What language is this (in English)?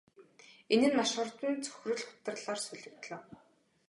Mongolian